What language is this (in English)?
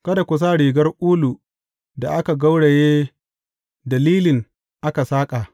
Hausa